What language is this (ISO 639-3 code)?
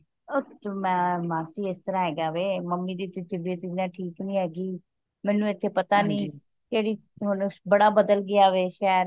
pan